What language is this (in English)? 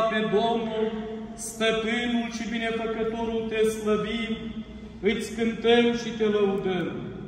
Romanian